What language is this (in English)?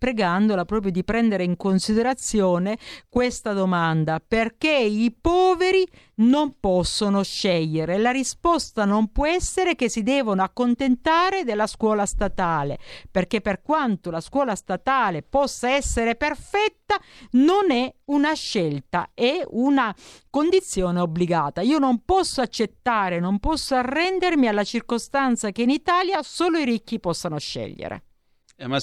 Italian